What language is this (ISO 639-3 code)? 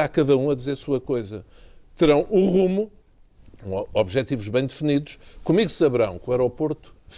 por